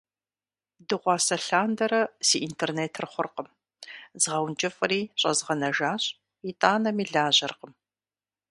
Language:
Kabardian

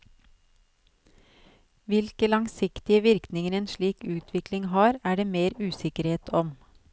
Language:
Norwegian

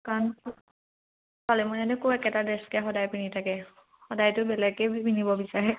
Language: Assamese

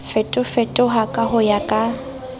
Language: Southern Sotho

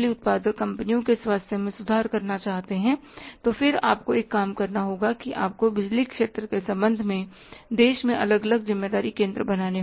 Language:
Hindi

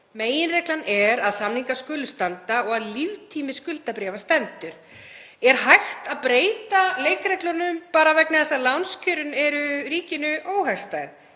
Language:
Icelandic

